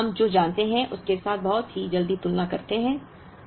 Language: Hindi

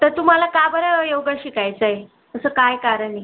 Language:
Marathi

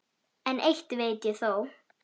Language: Icelandic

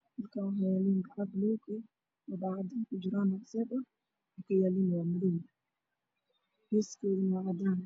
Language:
Somali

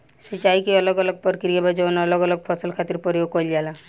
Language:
Bhojpuri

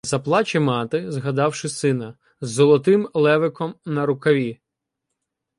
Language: Ukrainian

